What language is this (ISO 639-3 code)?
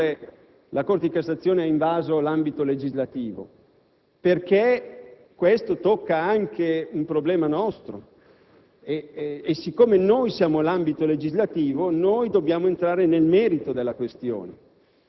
ita